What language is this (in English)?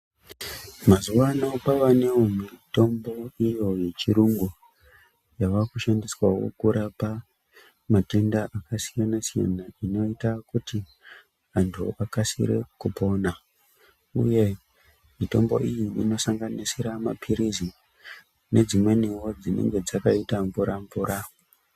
Ndau